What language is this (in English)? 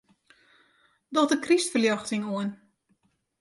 Western Frisian